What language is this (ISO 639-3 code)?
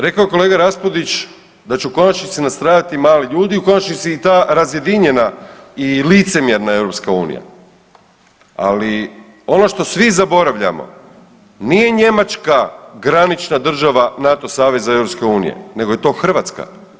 hrv